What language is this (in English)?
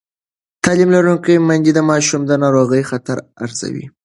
Pashto